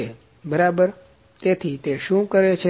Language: Gujarati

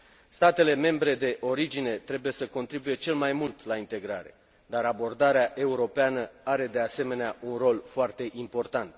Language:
Romanian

